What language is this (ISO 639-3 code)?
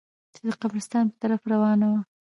pus